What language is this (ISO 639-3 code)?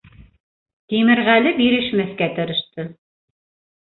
bak